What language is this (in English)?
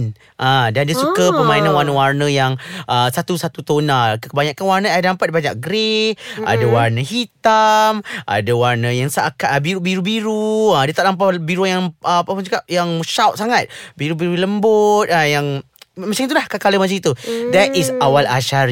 Malay